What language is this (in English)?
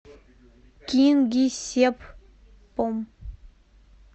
Russian